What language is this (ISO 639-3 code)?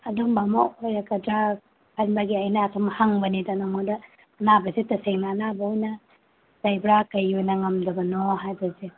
mni